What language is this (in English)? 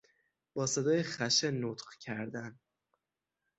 Persian